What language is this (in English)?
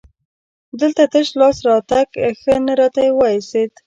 Pashto